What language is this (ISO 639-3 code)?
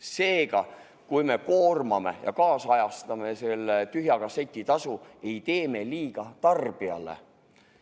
est